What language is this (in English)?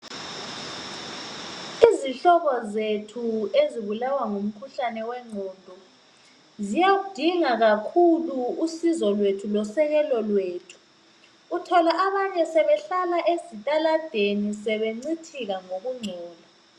North Ndebele